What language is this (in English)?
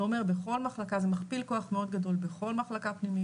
Hebrew